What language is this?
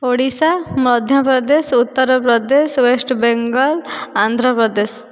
Odia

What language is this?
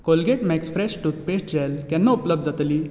Konkani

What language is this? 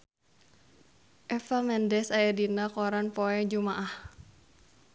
Sundanese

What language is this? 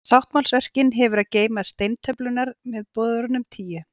Icelandic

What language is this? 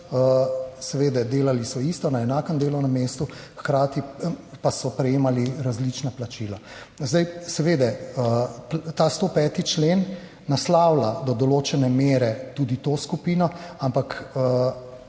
Slovenian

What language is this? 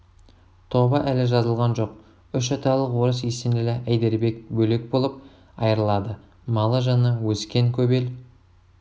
Kazakh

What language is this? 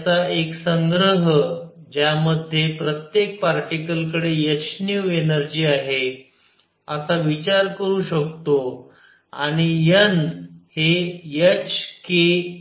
Marathi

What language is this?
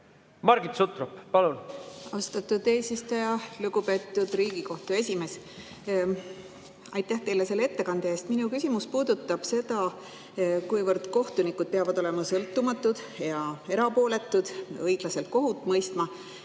Estonian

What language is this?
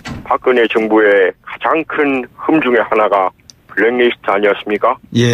Korean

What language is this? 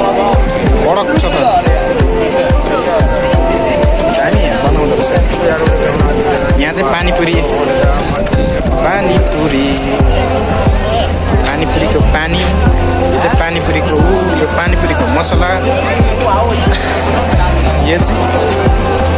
Indonesian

